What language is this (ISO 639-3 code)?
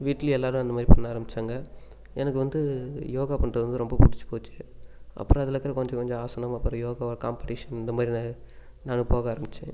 tam